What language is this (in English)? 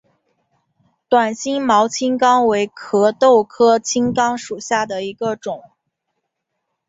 Chinese